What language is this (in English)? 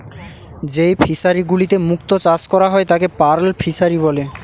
Bangla